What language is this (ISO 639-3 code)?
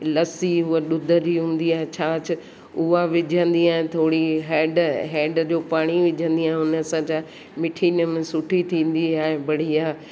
snd